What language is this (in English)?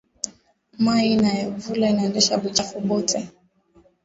Swahili